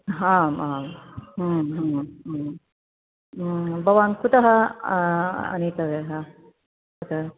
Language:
Sanskrit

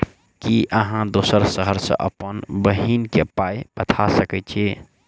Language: Maithili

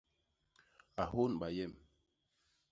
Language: Basaa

